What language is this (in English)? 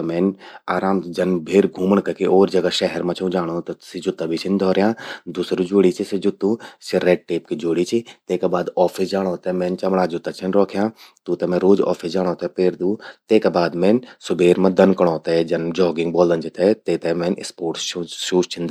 Garhwali